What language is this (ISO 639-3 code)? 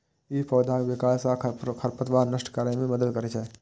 mai